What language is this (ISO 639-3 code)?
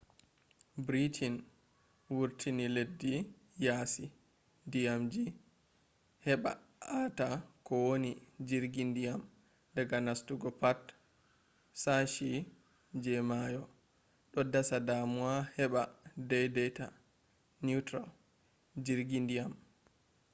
ful